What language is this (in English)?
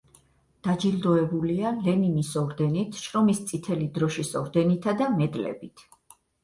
Georgian